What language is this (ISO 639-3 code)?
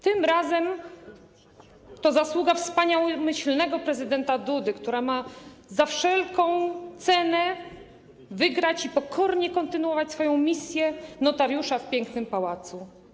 pol